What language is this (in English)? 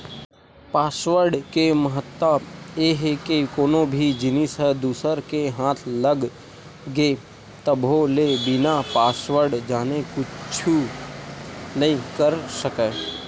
Chhattisgarhi